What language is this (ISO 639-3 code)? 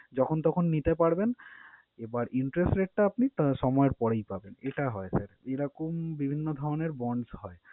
ben